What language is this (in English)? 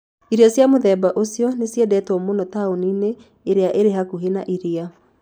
Kikuyu